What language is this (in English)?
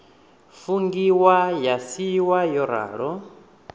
Venda